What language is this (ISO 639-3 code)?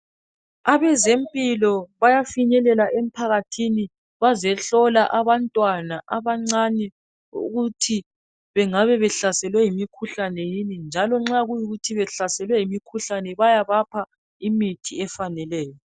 nde